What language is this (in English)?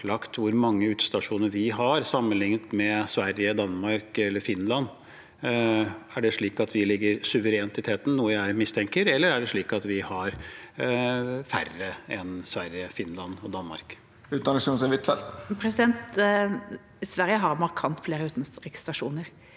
Norwegian